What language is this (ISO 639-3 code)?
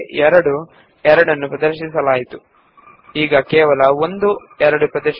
kan